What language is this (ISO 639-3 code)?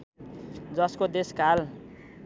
nep